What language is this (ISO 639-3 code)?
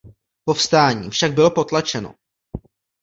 ces